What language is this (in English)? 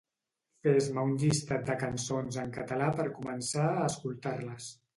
Catalan